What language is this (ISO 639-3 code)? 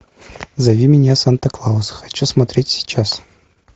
rus